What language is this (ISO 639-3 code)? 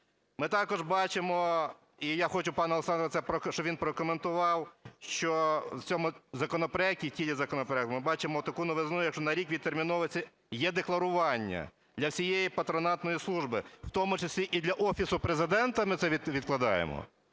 ukr